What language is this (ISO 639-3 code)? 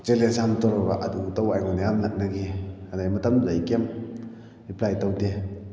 mni